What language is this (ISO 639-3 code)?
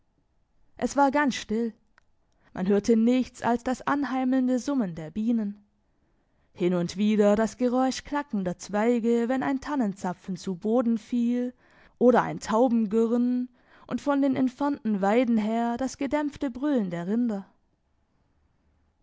deu